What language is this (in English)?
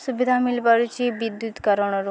Odia